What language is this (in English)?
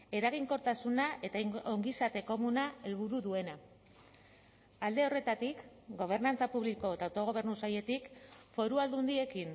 Basque